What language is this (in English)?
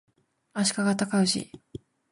Japanese